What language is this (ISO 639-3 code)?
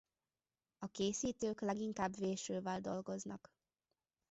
hun